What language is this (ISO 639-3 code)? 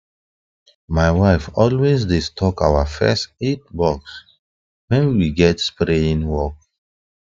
pcm